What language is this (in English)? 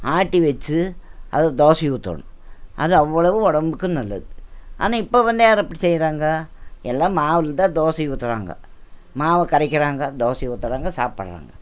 Tamil